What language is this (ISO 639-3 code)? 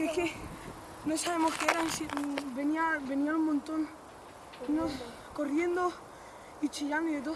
spa